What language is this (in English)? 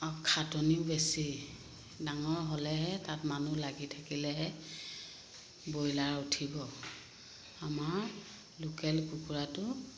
Assamese